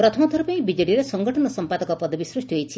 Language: Odia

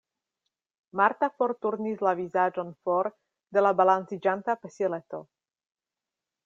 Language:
Esperanto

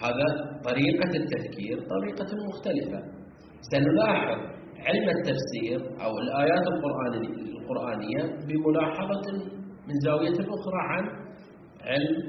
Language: Arabic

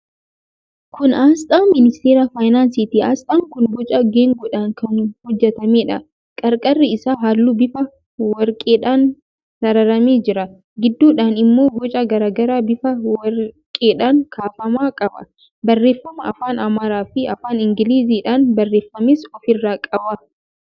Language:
Oromo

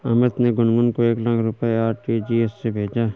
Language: Hindi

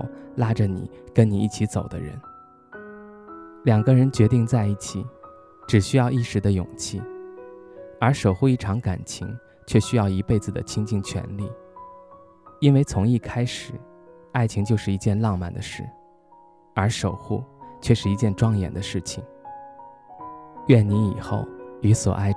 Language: Chinese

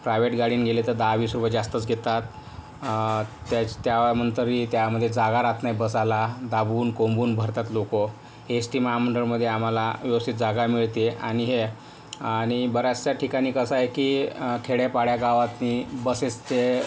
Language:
Marathi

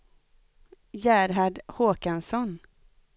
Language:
Swedish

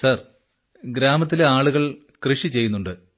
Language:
Malayalam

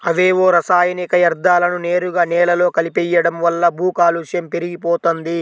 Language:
Telugu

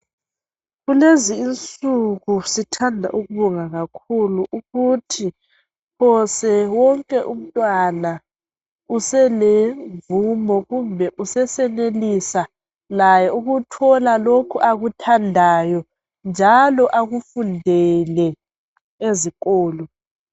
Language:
North Ndebele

